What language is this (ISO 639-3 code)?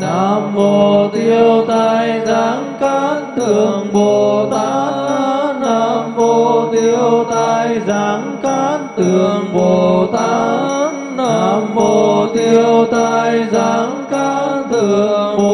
vie